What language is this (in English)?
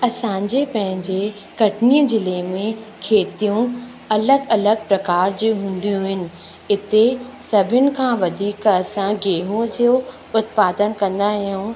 Sindhi